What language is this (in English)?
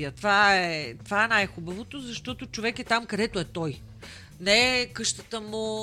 Bulgarian